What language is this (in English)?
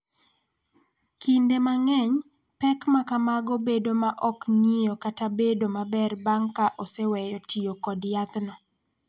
Luo (Kenya and Tanzania)